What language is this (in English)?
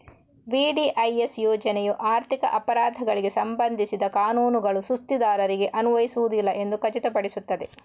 Kannada